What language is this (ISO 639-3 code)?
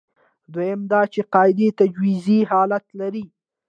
pus